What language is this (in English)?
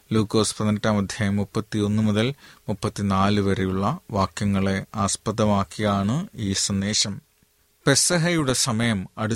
Malayalam